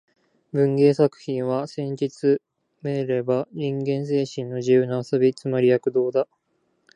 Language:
Japanese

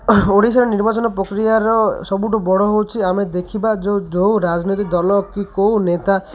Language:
Odia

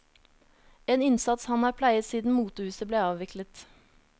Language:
Norwegian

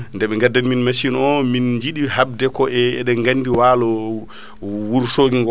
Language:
Fula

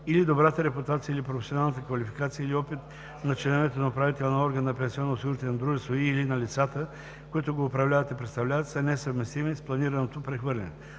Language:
Bulgarian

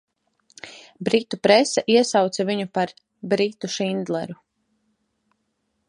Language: Latvian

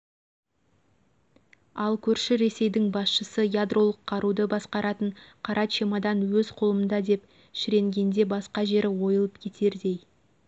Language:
Kazakh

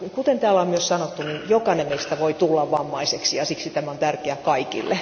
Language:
Finnish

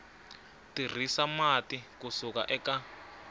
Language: Tsonga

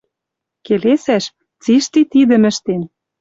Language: Western Mari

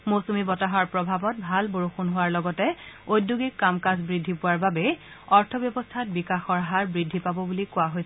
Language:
Assamese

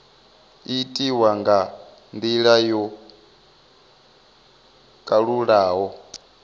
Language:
Venda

